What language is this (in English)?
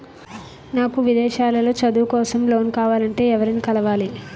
Telugu